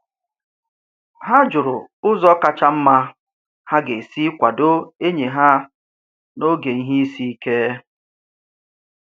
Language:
Igbo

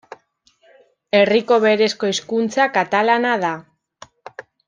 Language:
Basque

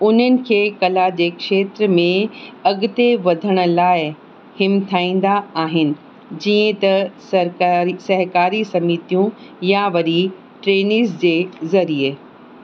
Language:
Sindhi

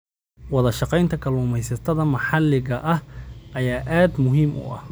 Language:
Somali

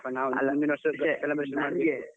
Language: Kannada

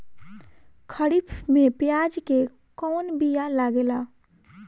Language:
Bhojpuri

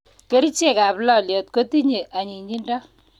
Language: Kalenjin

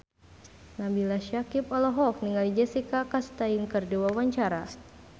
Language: Sundanese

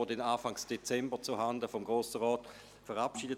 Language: Swiss German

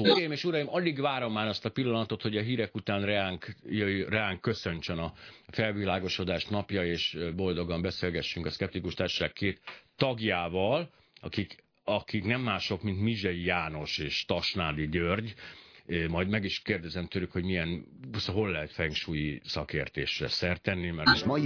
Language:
Hungarian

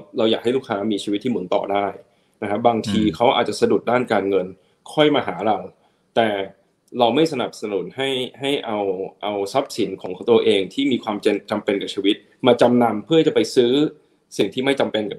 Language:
Thai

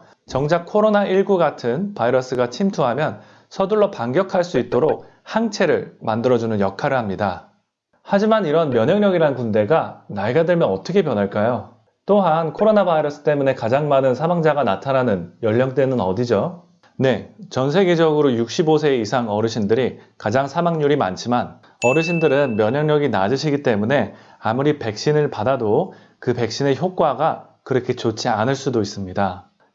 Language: Korean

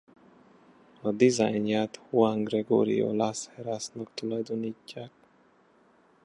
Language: Hungarian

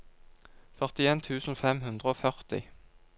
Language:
Norwegian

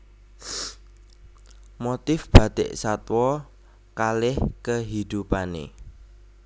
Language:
Javanese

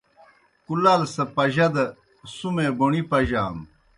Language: Kohistani Shina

